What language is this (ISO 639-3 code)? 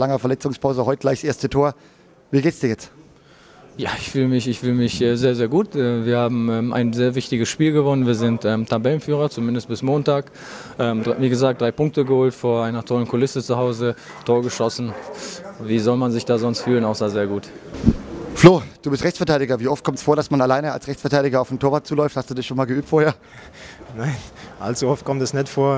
deu